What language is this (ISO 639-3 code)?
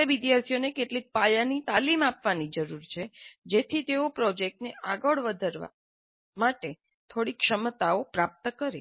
guj